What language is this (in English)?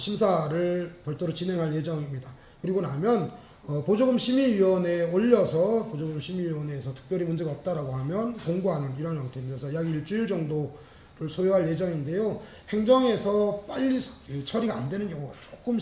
Korean